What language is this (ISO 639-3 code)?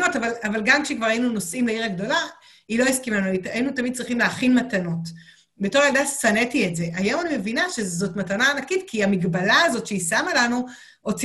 heb